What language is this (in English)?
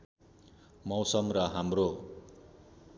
Nepali